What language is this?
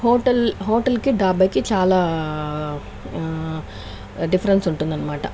Telugu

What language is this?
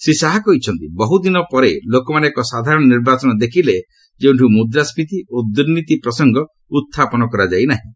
Odia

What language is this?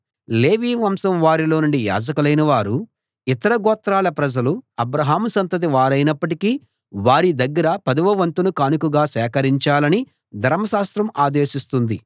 Telugu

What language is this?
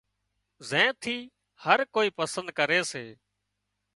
Wadiyara Koli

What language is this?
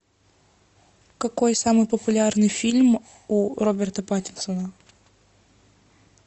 Russian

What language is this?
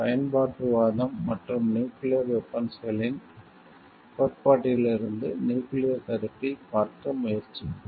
Tamil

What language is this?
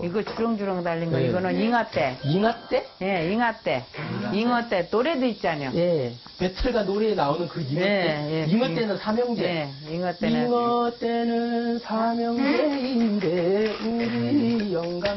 Korean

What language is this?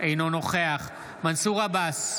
Hebrew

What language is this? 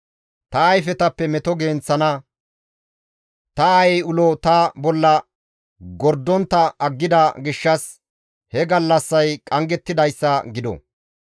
Gamo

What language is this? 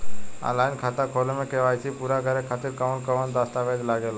Bhojpuri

